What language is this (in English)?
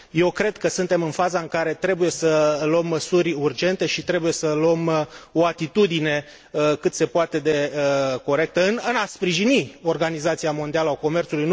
Romanian